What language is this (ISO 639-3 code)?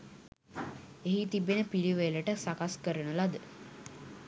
sin